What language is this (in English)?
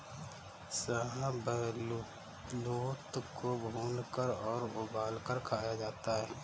Hindi